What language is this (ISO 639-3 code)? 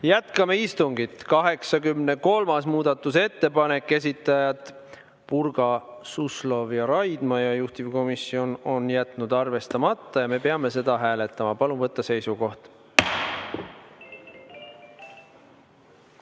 est